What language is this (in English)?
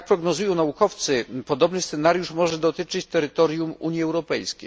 Polish